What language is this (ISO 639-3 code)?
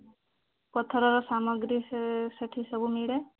ori